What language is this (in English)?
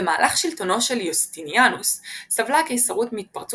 Hebrew